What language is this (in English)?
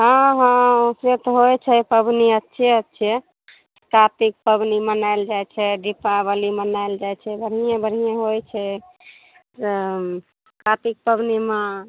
Maithili